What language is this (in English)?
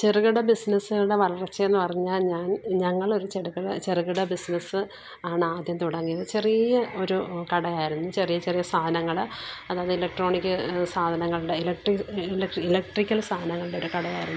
Malayalam